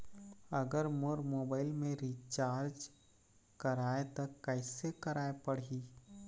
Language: Chhattisgarhi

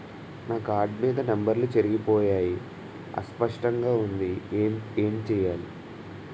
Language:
Telugu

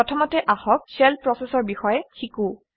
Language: Assamese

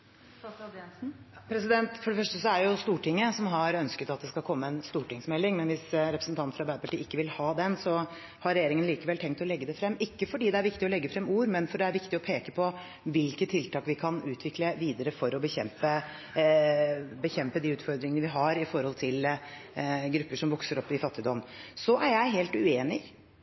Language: Norwegian Bokmål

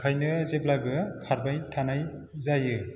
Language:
Bodo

